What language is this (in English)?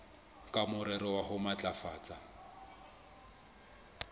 Southern Sotho